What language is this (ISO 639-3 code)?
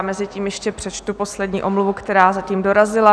ces